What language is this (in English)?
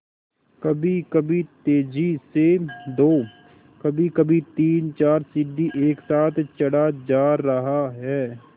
Hindi